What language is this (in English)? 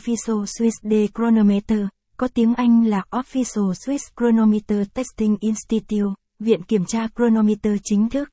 Vietnamese